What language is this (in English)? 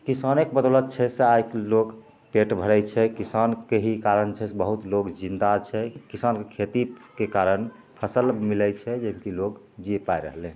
Maithili